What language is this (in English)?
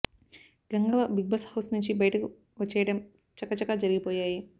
Telugu